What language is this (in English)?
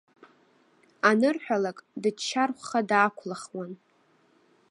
Abkhazian